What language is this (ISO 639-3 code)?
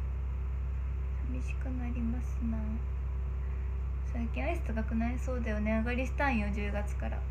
jpn